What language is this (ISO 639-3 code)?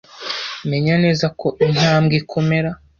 kin